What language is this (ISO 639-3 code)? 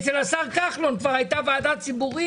heb